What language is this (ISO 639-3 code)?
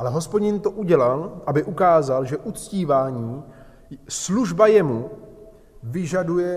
ces